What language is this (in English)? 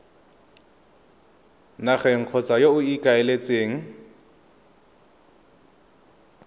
Tswana